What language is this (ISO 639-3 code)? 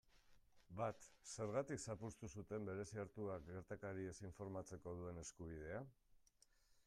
eus